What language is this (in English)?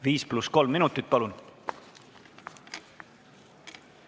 Estonian